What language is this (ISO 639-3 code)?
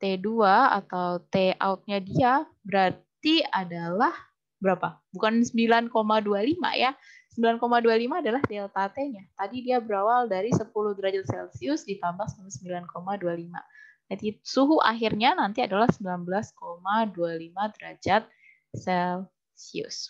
ind